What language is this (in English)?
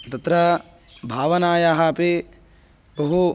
Sanskrit